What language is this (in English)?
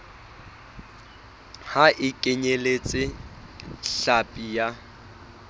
Southern Sotho